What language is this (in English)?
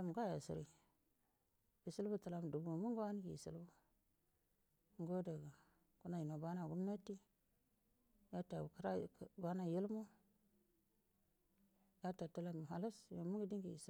Buduma